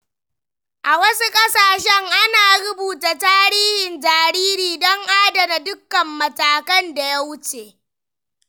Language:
Hausa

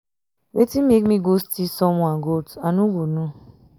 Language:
Nigerian Pidgin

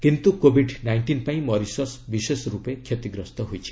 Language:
Odia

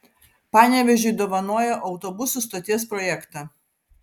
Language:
Lithuanian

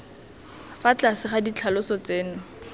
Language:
Tswana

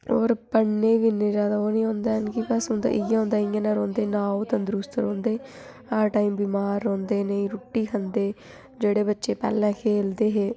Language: Dogri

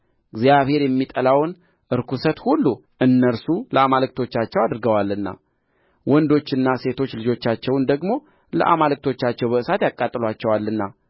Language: Amharic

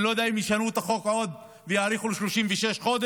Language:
Hebrew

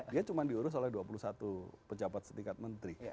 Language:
Indonesian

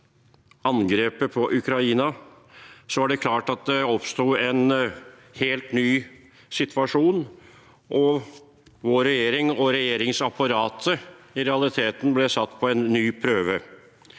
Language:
Norwegian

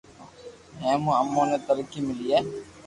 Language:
Loarki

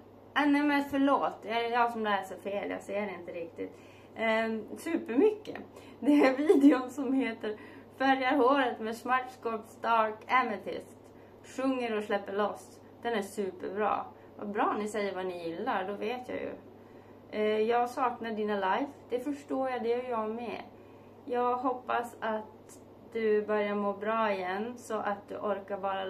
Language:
Swedish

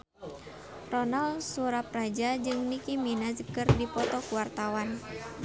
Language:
Sundanese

